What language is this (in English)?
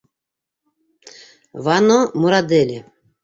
Bashkir